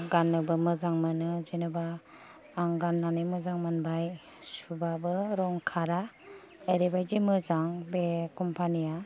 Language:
Bodo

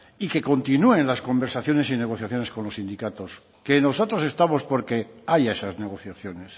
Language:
Spanish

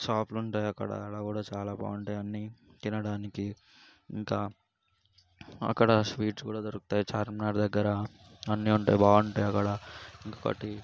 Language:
Telugu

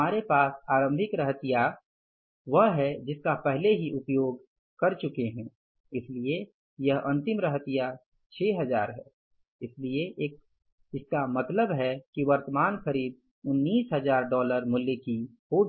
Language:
Hindi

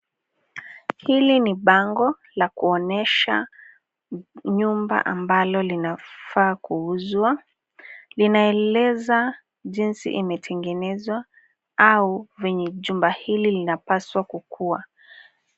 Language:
Swahili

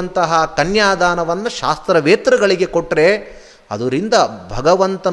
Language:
Kannada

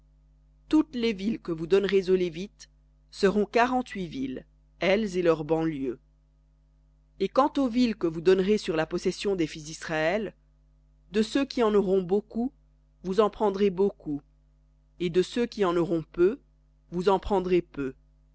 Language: French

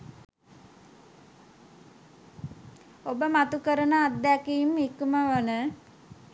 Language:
Sinhala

